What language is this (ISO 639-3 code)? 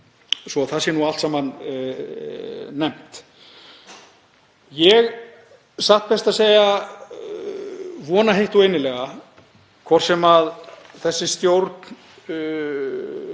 isl